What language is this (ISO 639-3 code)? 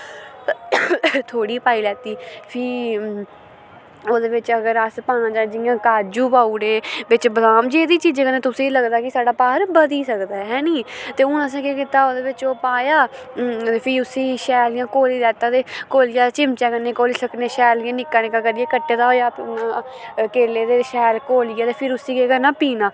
doi